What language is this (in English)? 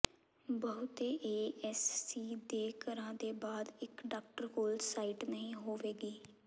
Punjabi